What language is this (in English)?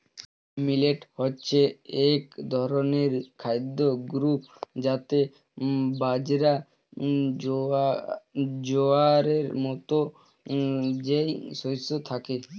Bangla